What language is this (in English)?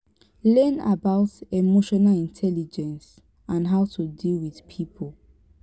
Nigerian Pidgin